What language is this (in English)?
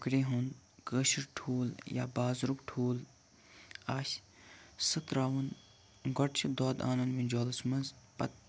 Kashmiri